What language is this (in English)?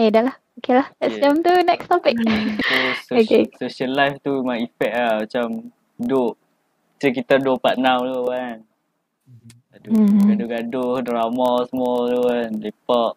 Malay